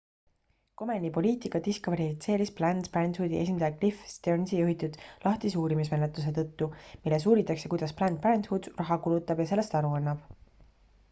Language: Estonian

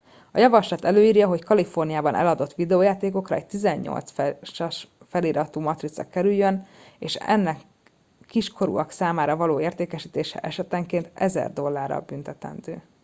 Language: Hungarian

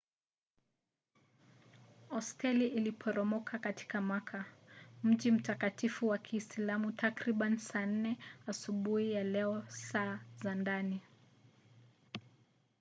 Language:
Swahili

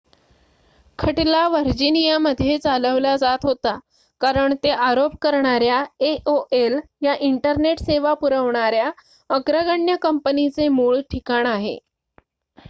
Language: Marathi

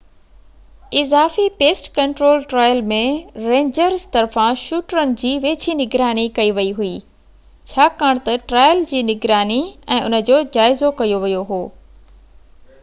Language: Sindhi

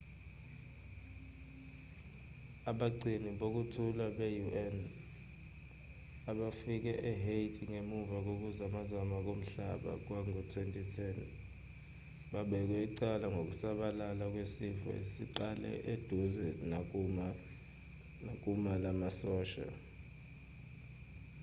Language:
Zulu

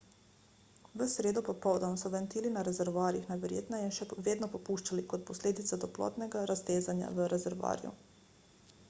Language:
Slovenian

